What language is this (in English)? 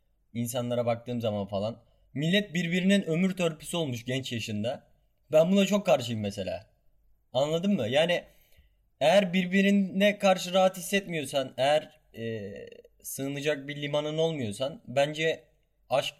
Turkish